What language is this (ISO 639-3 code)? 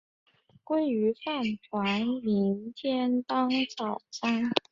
zho